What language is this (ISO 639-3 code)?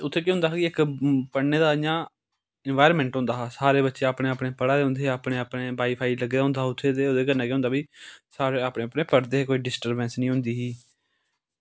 doi